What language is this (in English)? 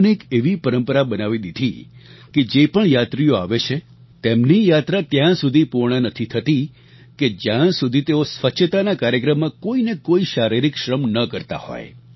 Gujarati